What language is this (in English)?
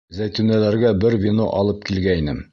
Bashkir